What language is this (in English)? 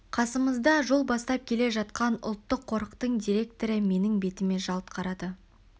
Kazakh